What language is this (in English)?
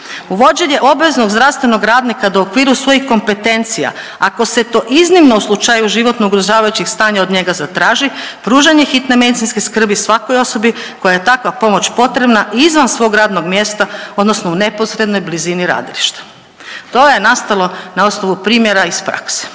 Croatian